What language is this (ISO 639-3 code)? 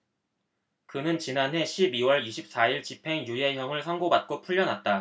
kor